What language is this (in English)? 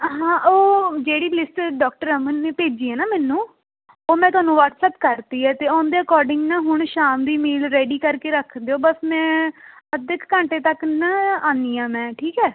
Punjabi